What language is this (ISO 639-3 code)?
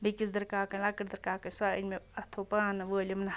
kas